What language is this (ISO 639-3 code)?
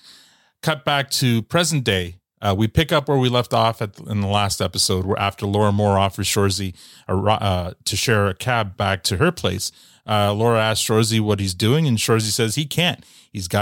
eng